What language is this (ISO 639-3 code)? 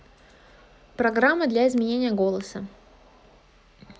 rus